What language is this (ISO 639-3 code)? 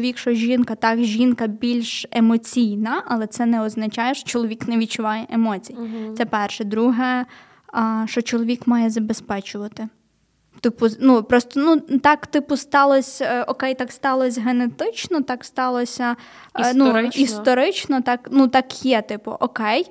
ukr